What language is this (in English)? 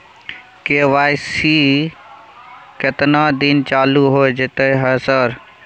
Maithili